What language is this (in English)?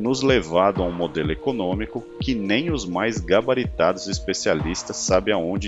Portuguese